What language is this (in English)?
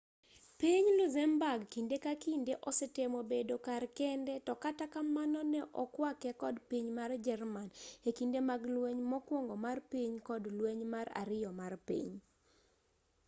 Luo (Kenya and Tanzania)